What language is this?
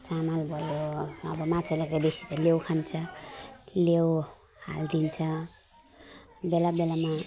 Nepali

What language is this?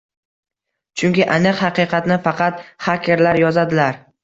Uzbek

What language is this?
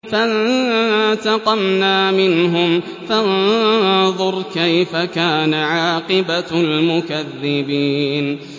Arabic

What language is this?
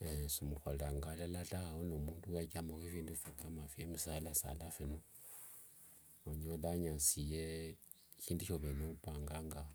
Wanga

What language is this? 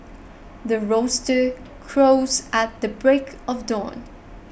English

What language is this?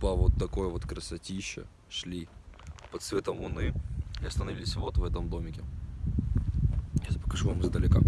Russian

